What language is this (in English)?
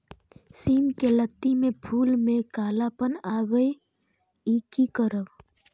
Maithili